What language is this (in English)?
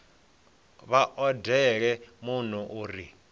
Venda